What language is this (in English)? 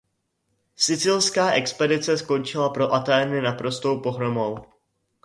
Czech